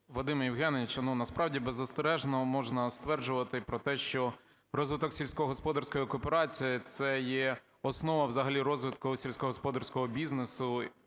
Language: Ukrainian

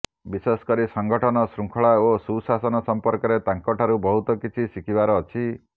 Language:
Odia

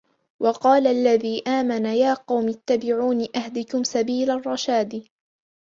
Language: Arabic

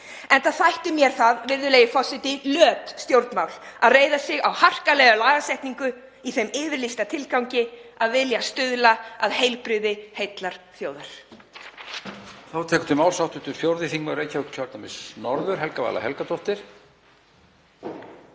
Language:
Icelandic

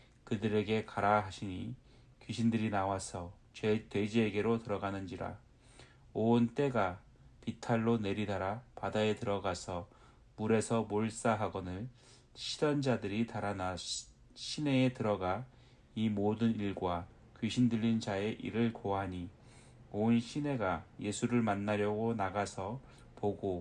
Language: Korean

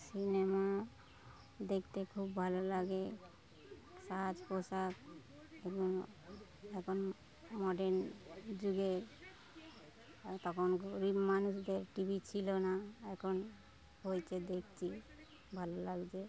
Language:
Bangla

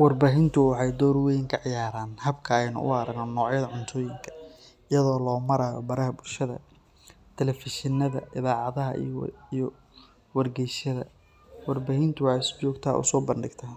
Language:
Somali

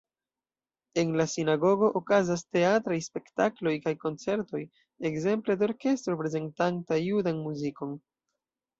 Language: Esperanto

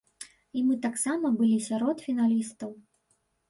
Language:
Belarusian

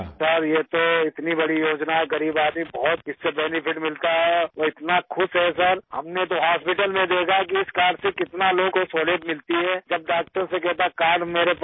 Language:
Urdu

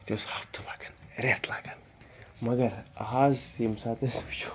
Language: Kashmiri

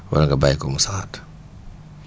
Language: Wolof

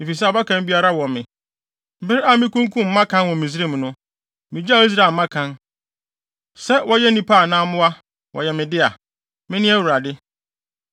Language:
Akan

